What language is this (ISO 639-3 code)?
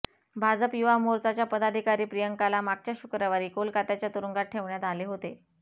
mar